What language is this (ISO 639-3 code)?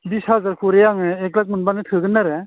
brx